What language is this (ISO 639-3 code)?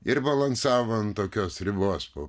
lit